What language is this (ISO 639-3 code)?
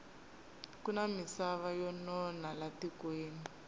tso